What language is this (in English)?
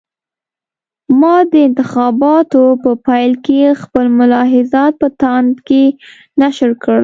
Pashto